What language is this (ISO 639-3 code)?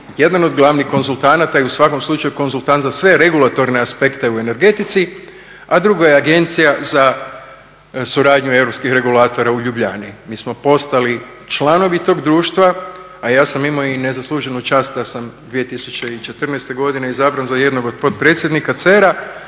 hrv